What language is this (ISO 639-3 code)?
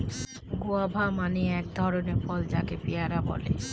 ben